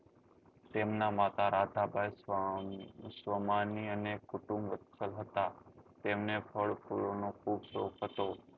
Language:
Gujarati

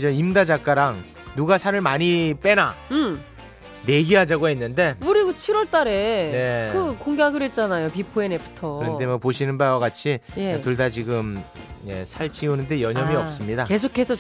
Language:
Korean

